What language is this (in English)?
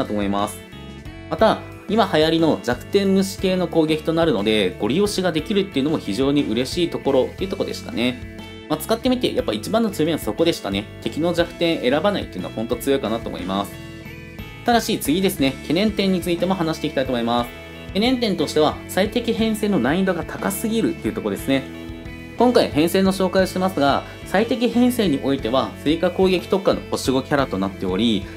Japanese